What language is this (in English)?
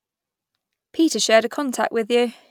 English